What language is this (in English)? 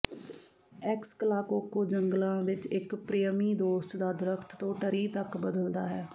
Punjabi